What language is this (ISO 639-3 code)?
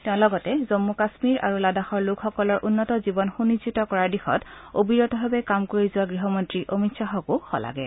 asm